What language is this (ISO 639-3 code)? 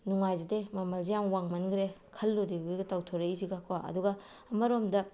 mni